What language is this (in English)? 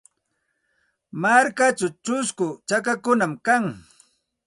Santa Ana de Tusi Pasco Quechua